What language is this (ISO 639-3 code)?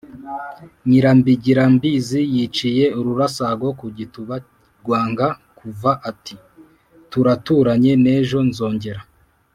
kin